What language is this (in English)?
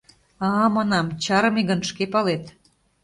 Mari